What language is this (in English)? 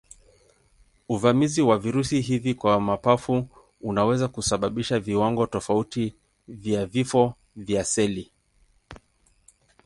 Swahili